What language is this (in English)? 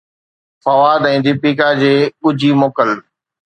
Sindhi